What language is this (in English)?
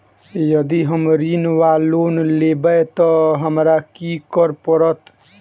Maithili